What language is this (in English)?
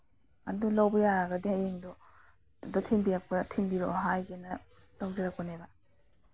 Manipuri